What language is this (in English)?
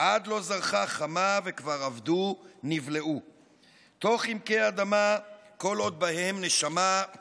Hebrew